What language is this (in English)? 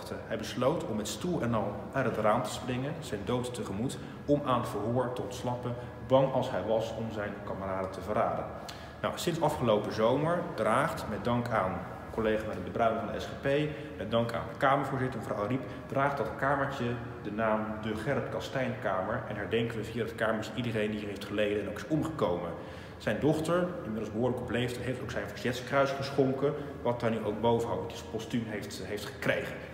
Dutch